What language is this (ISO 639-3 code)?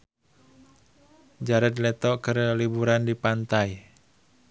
sun